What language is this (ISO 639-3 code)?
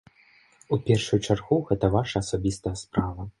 bel